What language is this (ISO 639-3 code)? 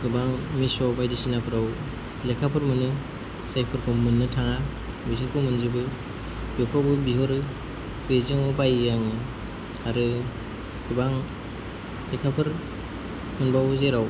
brx